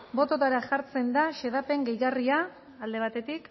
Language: Basque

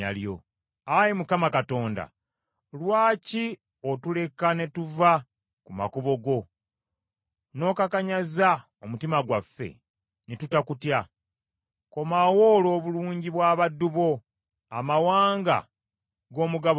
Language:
Ganda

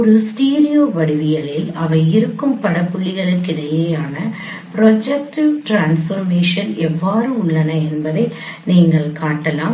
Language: Tamil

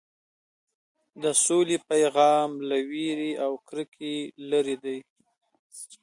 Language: Pashto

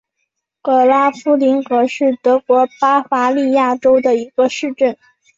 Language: Chinese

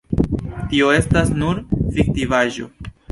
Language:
Esperanto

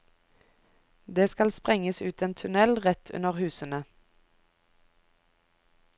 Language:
Norwegian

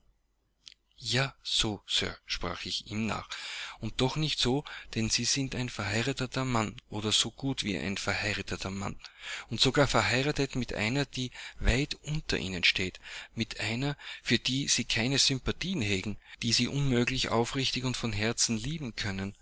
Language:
German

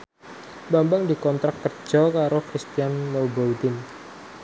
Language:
Javanese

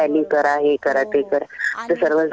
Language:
Marathi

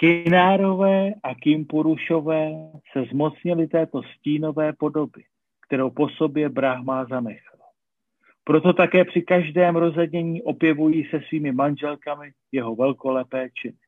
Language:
Czech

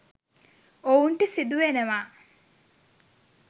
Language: Sinhala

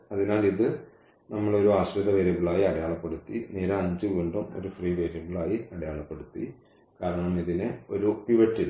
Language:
Malayalam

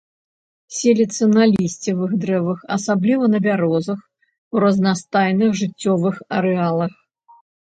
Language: Belarusian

